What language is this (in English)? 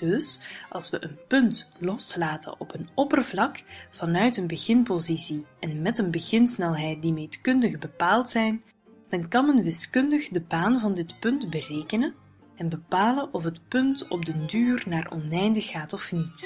Dutch